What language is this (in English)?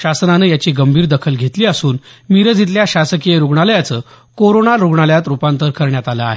Marathi